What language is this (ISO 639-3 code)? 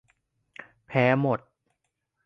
tha